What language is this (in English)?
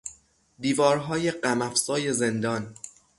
Persian